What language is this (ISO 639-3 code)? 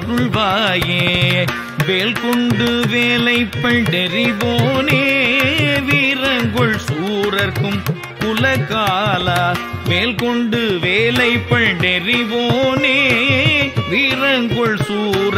ron